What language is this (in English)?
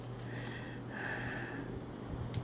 English